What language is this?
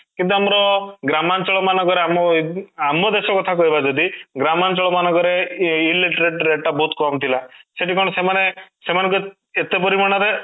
Odia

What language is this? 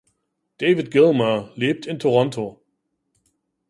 German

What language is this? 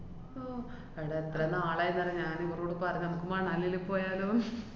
Malayalam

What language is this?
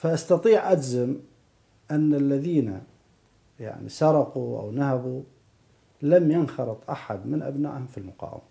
Arabic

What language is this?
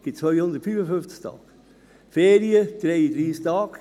Swiss German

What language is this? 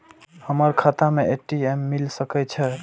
Maithili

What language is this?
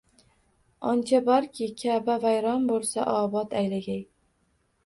Uzbek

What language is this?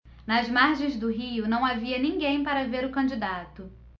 Portuguese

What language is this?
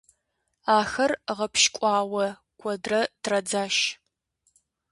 Kabardian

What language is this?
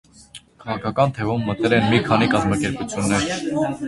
Armenian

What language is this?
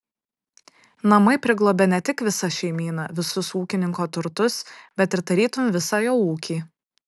Lithuanian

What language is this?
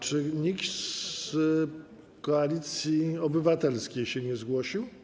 Polish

